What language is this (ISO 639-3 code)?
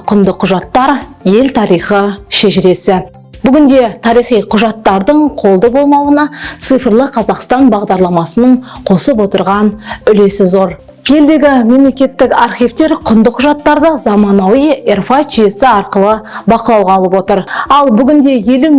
tur